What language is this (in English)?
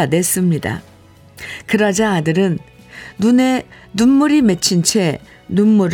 Korean